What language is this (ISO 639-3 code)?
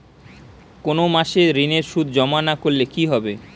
ben